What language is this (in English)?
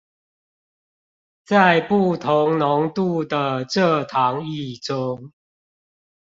Chinese